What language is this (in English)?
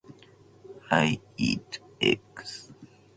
Japanese